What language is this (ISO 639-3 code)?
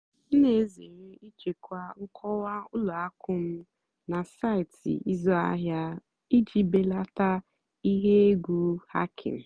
ibo